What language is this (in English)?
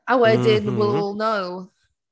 Welsh